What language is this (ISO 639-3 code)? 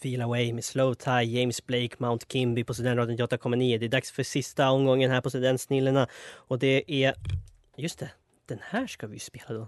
swe